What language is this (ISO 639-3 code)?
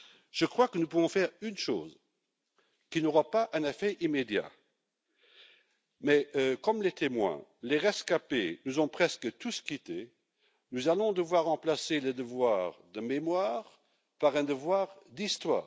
fra